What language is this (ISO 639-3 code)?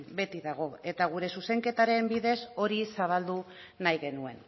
eus